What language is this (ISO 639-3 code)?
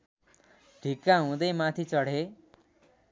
nep